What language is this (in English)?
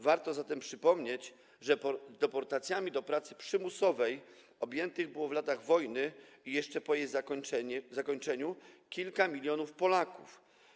Polish